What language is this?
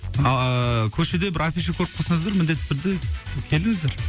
Kazakh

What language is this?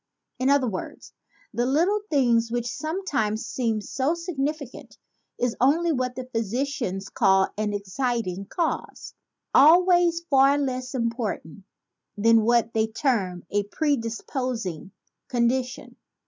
English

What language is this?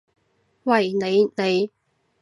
Cantonese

